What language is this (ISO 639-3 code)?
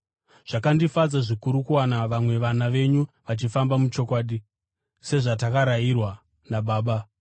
sna